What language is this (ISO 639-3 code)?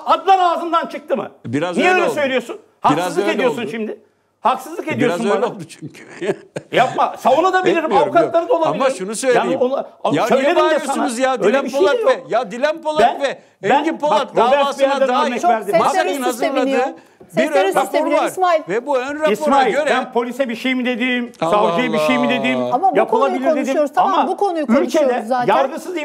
tur